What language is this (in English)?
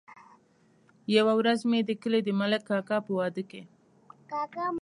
Pashto